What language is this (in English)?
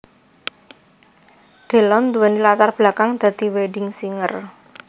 Javanese